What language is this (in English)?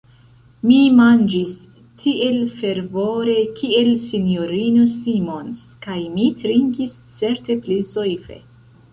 Esperanto